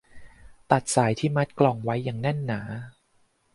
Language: Thai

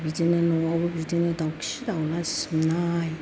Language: Bodo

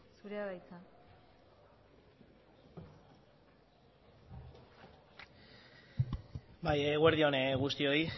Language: Basque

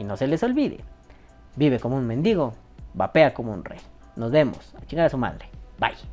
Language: Spanish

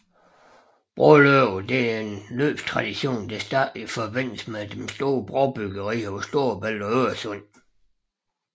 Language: Danish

